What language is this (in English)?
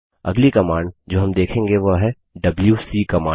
Hindi